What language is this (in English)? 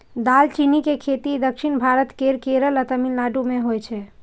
Maithili